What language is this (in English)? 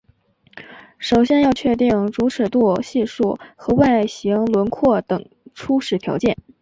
Chinese